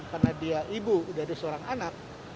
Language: Indonesian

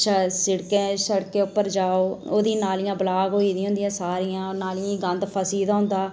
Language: Dogri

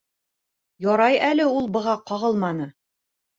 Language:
Bashkir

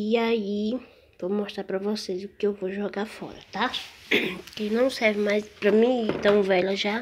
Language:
Portuguese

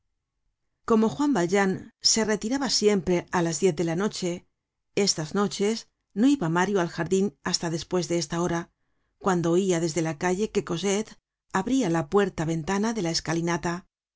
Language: Spanish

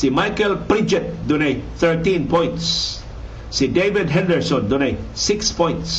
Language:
Filipino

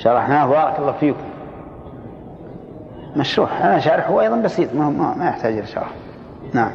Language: Arabic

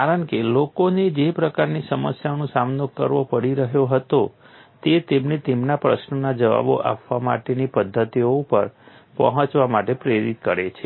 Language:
Gujarati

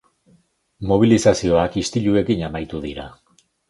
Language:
Basque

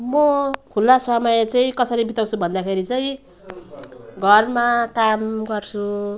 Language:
Nepali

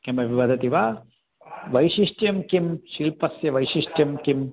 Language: Sanskrit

